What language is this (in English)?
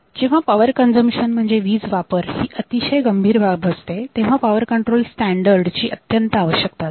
Marathi